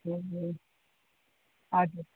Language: Nepali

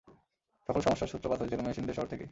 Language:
Bangla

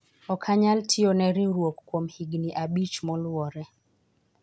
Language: Luo (Kenya and Tanzania)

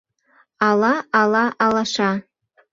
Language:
Mari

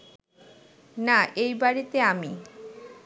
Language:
Bangla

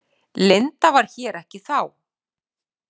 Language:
Icelandic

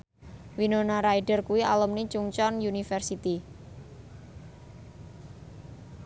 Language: Javanese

